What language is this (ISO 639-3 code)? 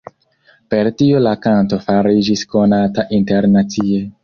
epo